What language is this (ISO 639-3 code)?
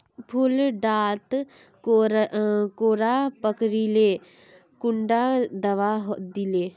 mag